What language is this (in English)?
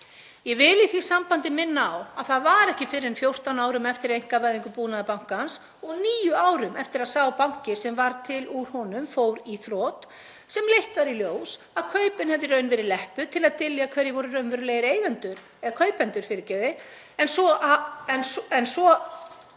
Icelandic